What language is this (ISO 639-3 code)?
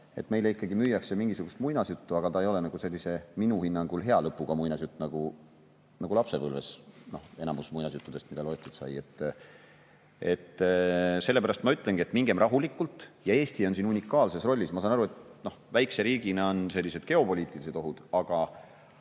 est